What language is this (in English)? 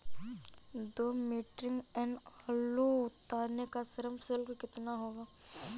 Hindi